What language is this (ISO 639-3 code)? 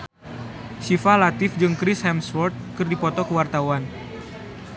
sun